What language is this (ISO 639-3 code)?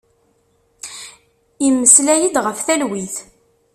kab